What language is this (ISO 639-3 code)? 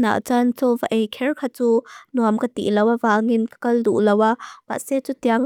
lus